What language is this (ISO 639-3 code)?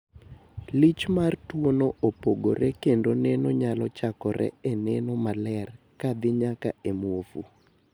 luo